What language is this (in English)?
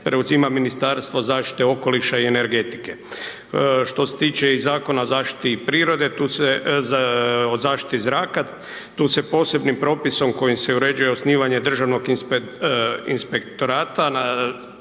Croatian